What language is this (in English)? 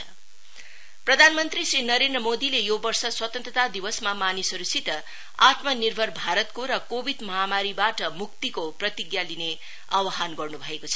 Nepali